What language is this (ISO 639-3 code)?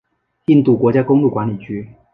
zho